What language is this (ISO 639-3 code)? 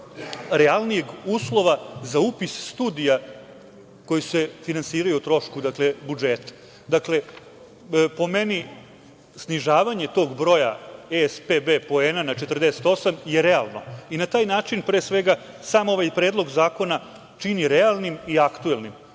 srp